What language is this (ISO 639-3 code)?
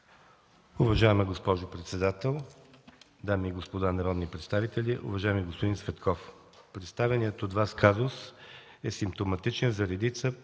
bul